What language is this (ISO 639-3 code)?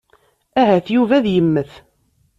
kab